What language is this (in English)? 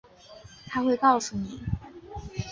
Chinese